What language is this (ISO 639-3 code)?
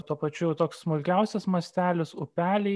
lit